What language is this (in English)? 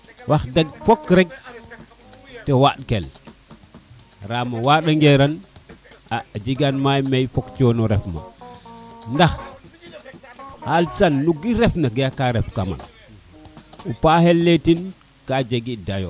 Serer